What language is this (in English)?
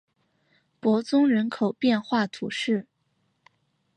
Chinese